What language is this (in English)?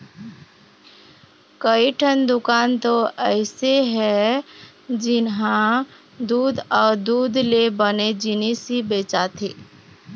Chhattisgarhi